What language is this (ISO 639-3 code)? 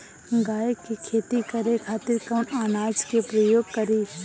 bho